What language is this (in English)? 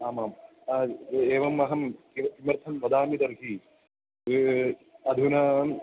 Sanskrit